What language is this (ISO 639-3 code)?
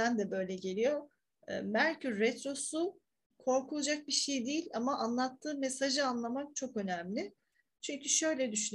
tur